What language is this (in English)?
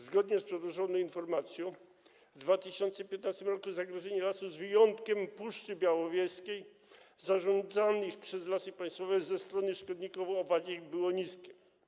Polish